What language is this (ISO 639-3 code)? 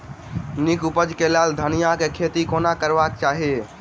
mai